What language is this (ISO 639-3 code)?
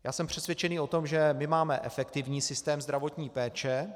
ces